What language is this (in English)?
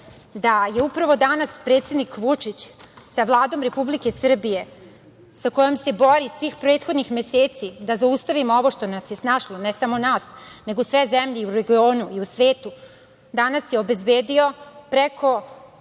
Serbian